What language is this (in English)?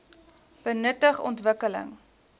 Afrikaans